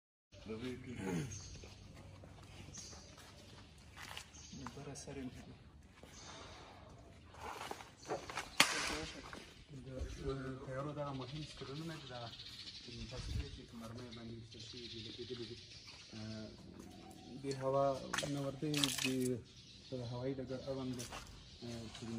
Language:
Spanish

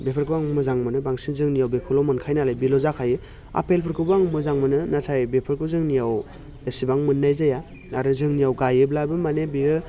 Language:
Bodo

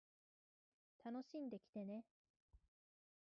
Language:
Japanese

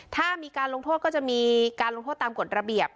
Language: Thai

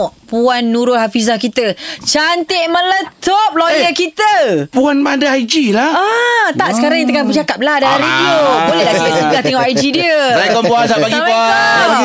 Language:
Malay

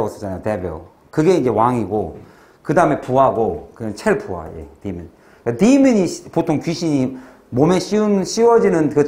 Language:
Korean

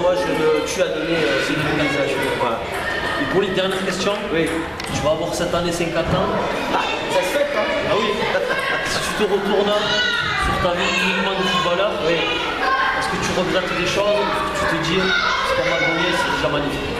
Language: French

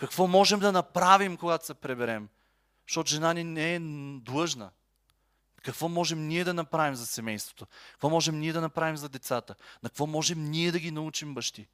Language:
Bulgarian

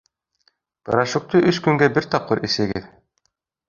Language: Bashkir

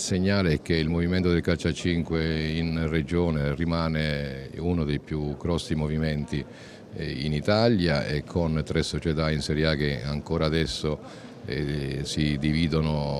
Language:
Italian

